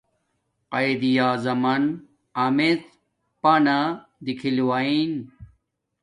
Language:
Domaaki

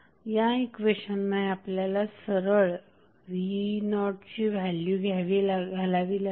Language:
Marathi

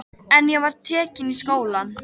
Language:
Icelandic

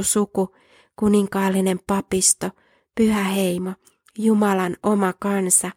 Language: Finnish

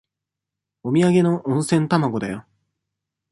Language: Japanese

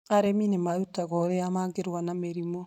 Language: Kikuyu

